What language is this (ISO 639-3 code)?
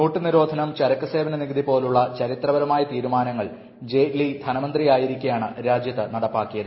mal